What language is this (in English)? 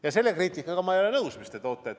Estonian